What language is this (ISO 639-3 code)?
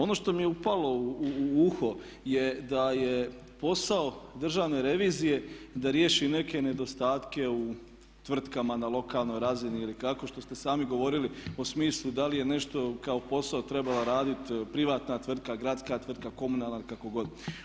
hrv